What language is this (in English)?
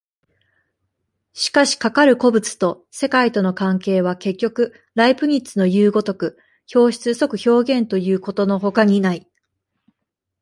Japanese